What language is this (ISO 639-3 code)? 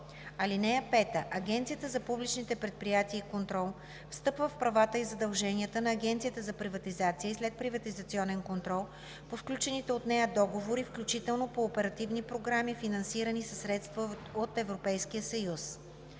bul